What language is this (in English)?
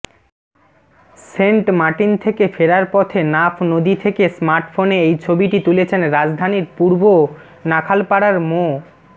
Bangla